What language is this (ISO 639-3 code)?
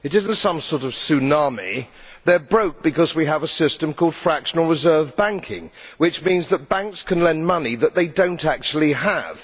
eng